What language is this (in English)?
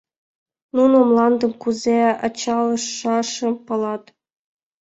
Mari